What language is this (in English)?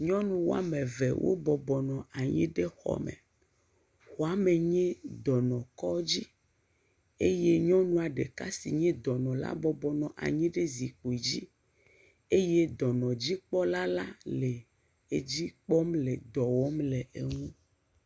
Ewe